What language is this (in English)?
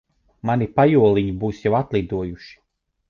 Latvian